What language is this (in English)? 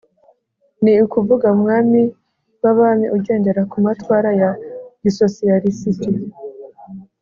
Kinyarwanda